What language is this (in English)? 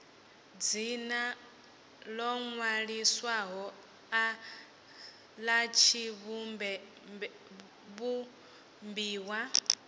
Venda